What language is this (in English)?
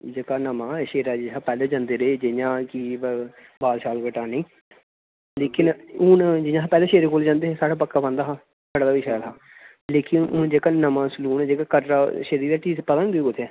Dogri